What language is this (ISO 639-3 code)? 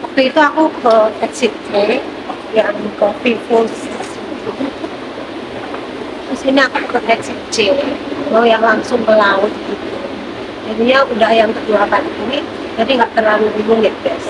ind